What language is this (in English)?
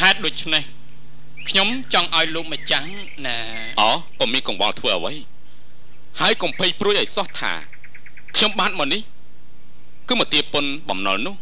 Thai